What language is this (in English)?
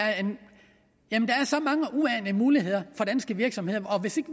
Danish